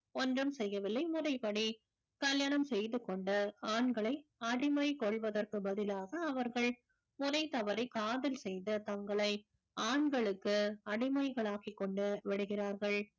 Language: Tamil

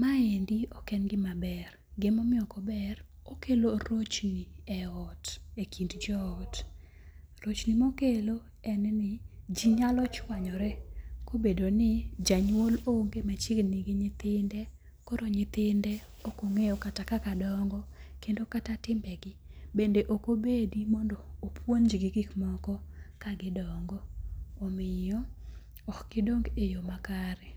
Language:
Luo (Kenya and Tanzania)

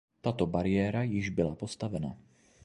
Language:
Czech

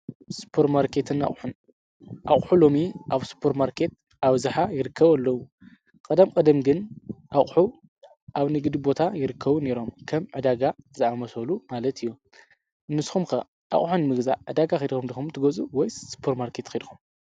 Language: Tigrinya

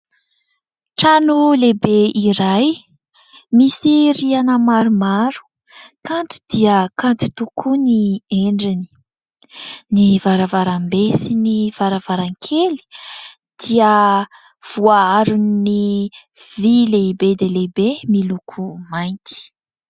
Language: Malagasy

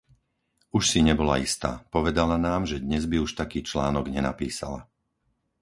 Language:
Slovak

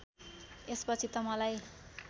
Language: Nepali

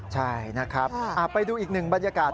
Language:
Thai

